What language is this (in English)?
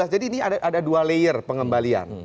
Indonesian